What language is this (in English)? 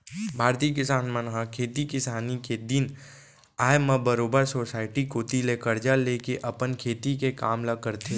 Chhattisgarhi